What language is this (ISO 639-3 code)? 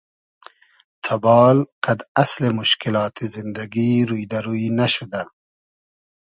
haz